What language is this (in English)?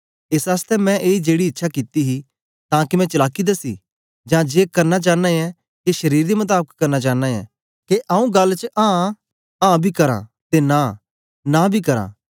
Dogri